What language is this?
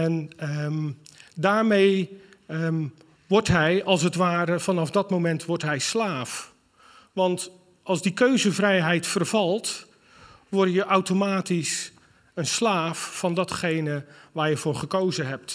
Dutch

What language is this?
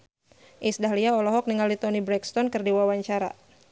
Sundanese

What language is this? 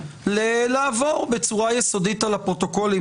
Hebrew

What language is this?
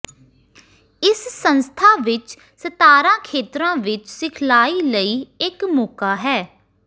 Punjabi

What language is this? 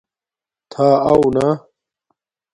Domaaki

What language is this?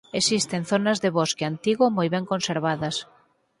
Galician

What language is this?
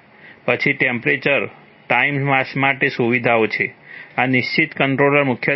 Gujarati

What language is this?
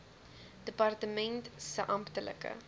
Afrikaans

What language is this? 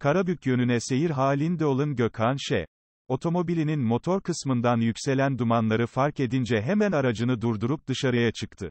Turkish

